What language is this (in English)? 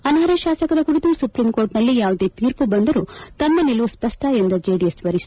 Kannada